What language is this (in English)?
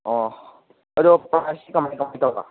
Manipuri